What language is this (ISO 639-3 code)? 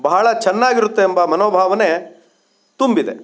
kan